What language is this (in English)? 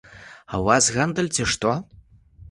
Belarusian